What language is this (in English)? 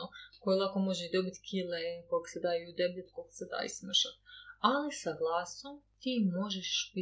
Croatian